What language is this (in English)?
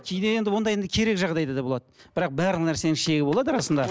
Kazakh